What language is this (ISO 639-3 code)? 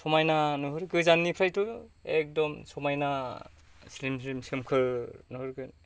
brx